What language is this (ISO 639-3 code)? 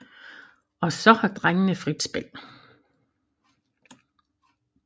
dan